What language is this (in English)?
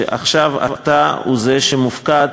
Hebrew